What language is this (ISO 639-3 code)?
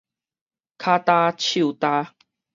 nan